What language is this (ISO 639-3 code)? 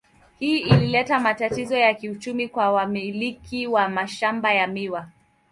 swa